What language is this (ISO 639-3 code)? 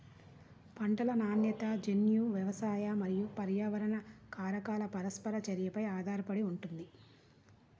tel